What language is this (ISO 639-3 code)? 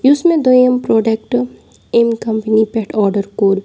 kas